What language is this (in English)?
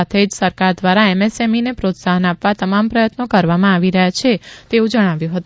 Gujarati